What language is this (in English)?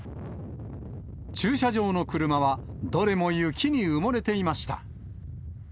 Japanese